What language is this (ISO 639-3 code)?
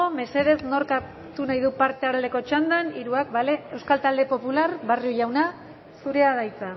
eus